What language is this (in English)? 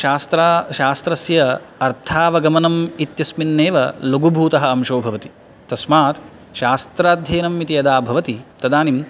Sanskrit